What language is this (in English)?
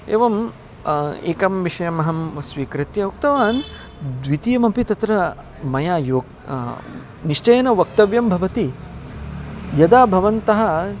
Sanskrit